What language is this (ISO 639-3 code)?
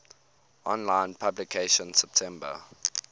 eng